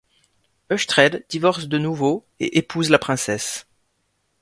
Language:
French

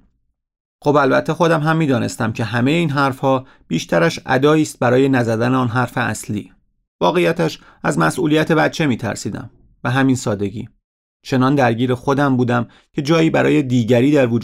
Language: Persian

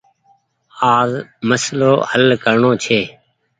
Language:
Goaria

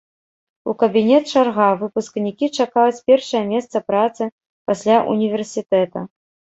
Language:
Belarusian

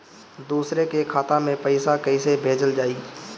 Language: Bhojpuri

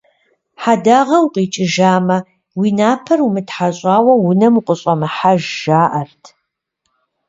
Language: Kabardian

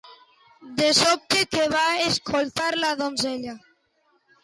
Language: Catalan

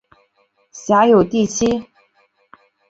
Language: Chinese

